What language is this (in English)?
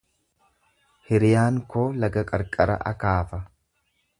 Oromo